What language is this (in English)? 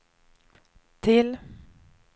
Swedish